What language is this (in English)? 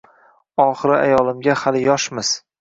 Uzbek